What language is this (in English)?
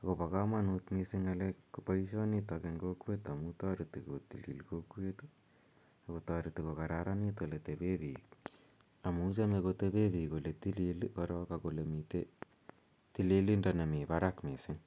Kalenjin